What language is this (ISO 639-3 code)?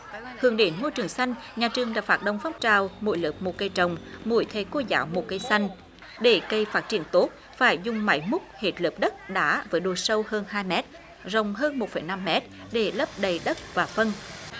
vie